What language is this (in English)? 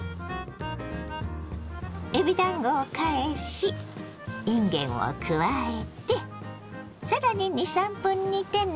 Japanese